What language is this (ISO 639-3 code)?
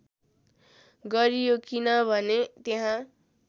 nep